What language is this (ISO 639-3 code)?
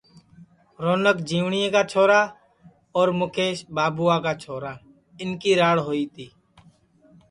ssi